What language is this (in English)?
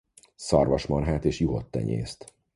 Hungarian